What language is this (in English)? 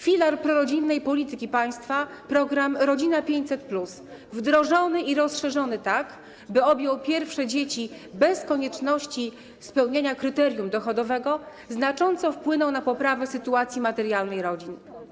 Polish